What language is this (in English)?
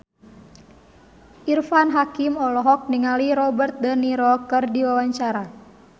Sundanese